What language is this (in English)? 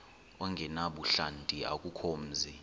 Xhosa